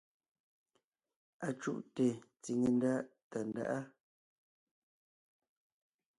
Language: Ngiemboon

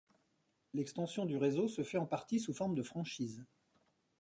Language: French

